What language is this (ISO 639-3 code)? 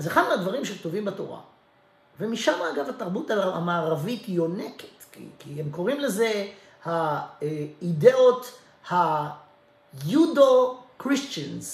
heb